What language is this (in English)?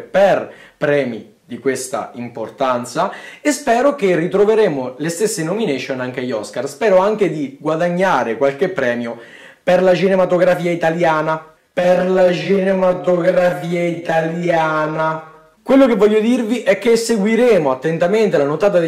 Italian